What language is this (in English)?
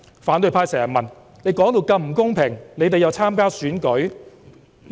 Cantonese